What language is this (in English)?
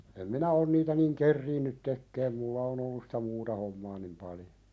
Finnish